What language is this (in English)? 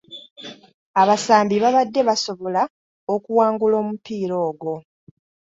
Ganda